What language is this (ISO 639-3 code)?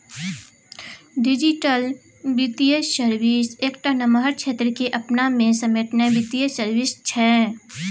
mai